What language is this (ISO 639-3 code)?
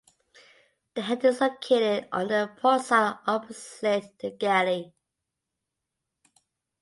eng